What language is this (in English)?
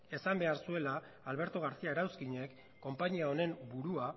Basque